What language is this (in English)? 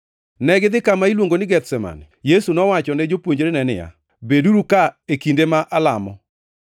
Luo (Kenya and Tanzania)